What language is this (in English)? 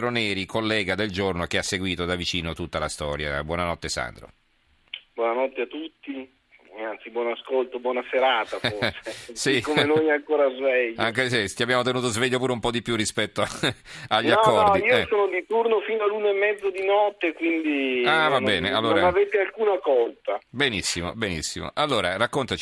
Italian